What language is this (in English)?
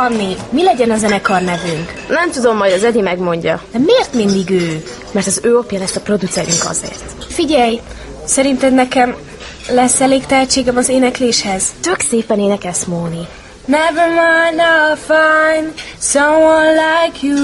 Hungarian